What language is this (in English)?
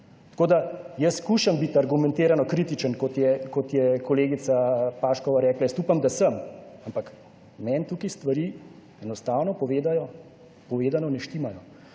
Slovenian